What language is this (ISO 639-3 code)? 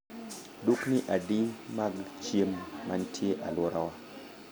luo